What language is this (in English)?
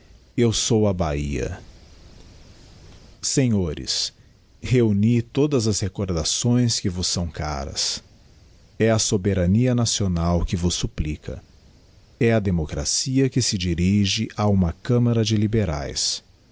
Portuguese